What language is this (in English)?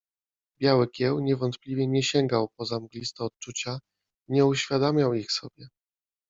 Polish